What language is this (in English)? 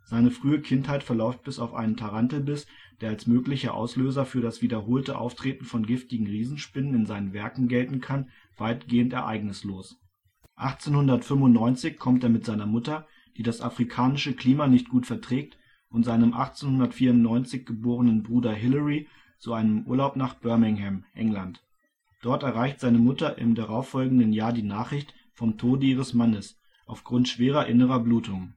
German